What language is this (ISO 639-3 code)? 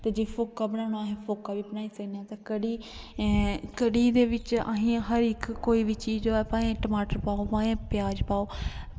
doi